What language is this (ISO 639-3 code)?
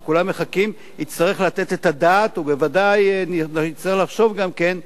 heb